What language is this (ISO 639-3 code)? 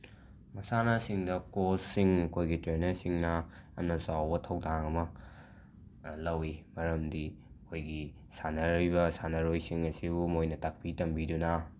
mni